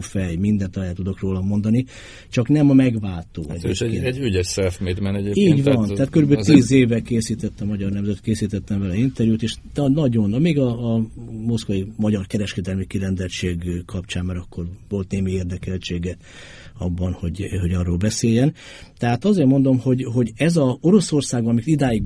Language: Hungarian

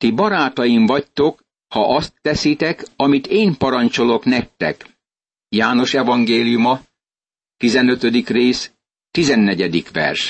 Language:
Hungarian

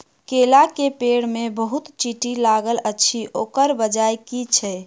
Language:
Maithili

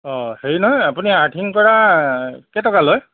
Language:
Assamese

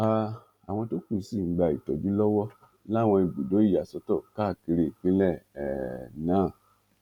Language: Yoruba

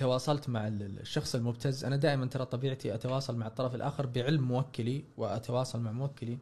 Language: Arabic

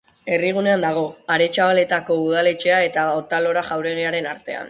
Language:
Basque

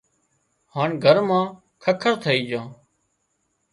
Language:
Wadiyara Koli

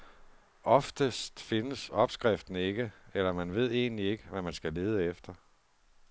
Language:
Danish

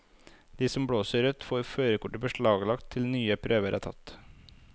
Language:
Norwegian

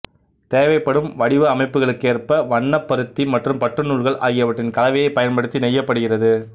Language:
Tamil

